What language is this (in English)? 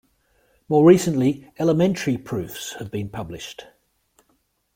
English